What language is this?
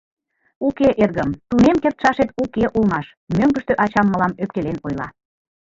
Mari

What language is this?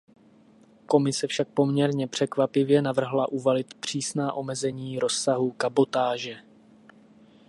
Czech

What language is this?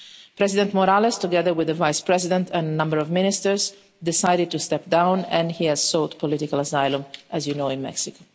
English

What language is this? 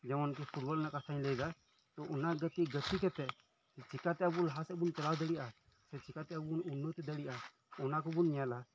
Santali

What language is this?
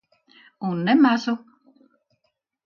Latvian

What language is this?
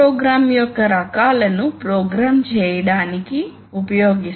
Telugu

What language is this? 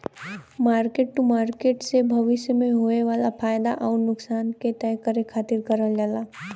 Bhojpuri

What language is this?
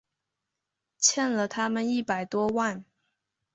Chinese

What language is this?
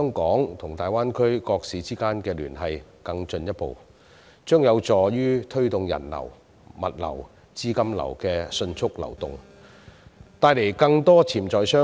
Cantonese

